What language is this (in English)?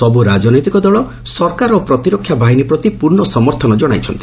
Odia